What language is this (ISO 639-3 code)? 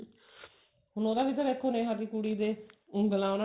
pan